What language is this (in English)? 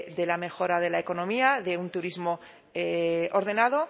Spanish